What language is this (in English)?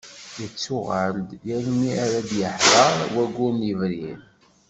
Kabyle